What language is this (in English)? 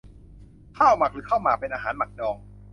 Thai